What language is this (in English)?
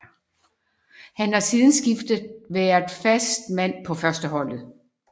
Danish